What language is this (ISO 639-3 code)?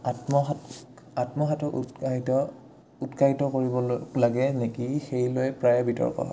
asm